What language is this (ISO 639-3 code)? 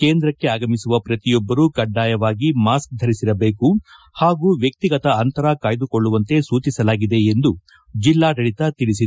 kan